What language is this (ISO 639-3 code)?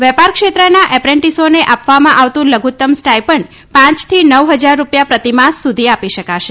guj